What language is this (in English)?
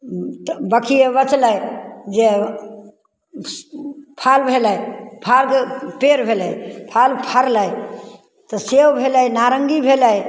Maithili